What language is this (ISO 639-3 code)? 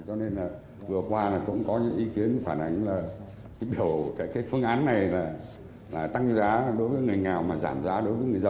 vie